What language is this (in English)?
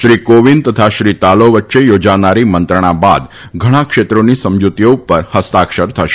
Gujarati